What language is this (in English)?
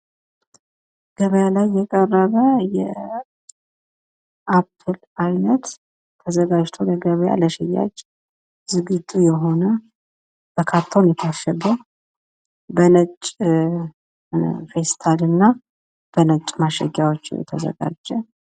Amharic